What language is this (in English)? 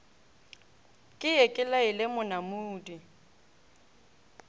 Northern Sotho